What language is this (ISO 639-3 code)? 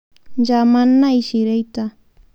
mas